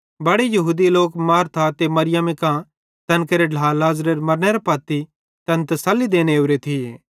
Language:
Bhadrawahi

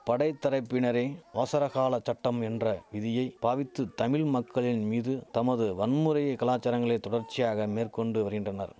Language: Tamil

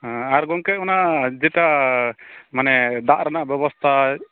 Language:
Santali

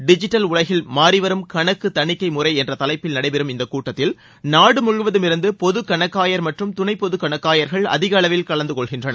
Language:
Tamil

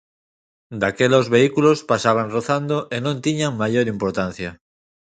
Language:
Galician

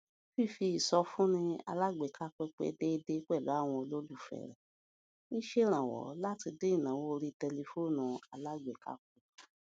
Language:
Yoruba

